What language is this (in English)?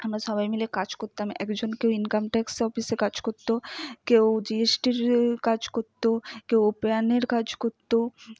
Bangla